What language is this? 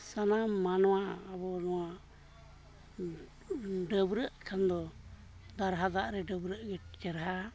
Santali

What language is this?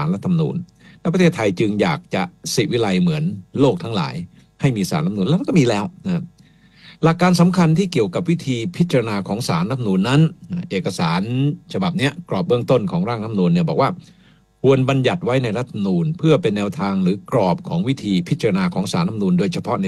Thai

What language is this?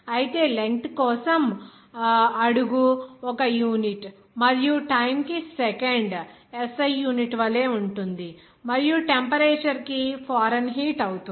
Telugu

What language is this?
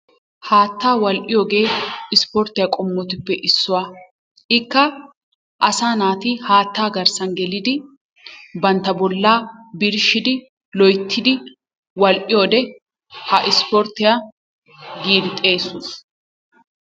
Wolaytta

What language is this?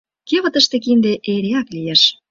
Mari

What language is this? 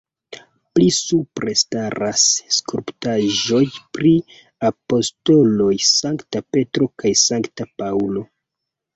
Esperanto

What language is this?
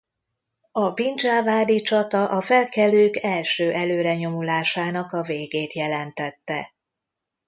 Hungarian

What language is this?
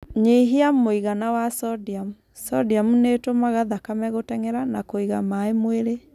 Kikuyu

